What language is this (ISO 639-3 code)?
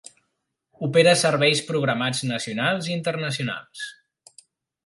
cat